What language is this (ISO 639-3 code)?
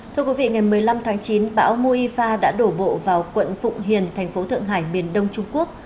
vie